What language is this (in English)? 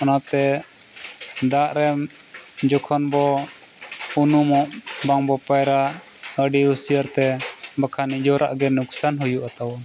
Santali